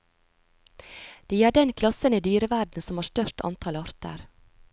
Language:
Norwegian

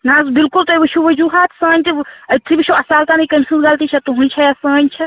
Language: Kashmiri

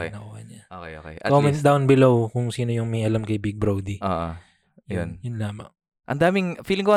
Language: Filipino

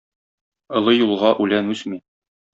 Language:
Tatar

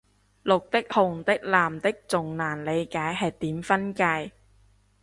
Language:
Cantonese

